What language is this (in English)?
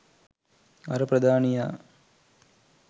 Sinhala